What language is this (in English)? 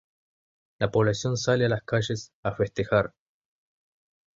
Spanish